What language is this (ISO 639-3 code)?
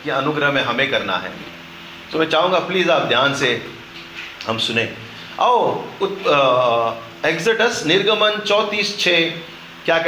hin